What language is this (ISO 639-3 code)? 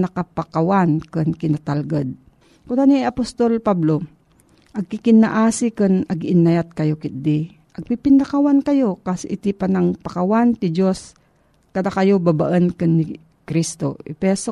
fil